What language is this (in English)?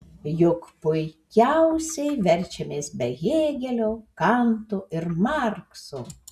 Lithuanian